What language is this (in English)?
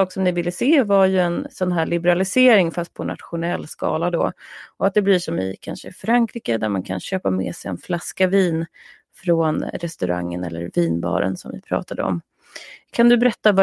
Swedish